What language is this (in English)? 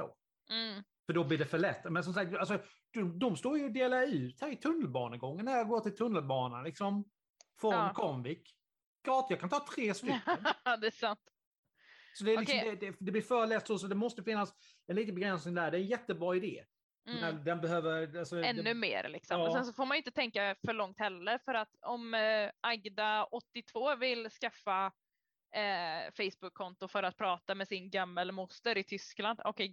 Swedish